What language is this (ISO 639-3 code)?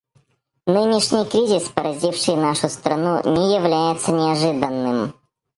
rus